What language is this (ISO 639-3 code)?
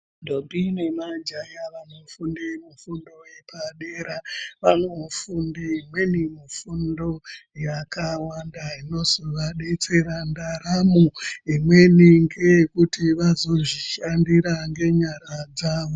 ndc